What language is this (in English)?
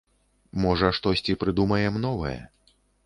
Belarusian